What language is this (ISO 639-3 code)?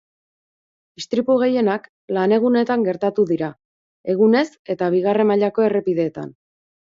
eus